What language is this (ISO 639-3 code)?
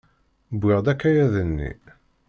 kab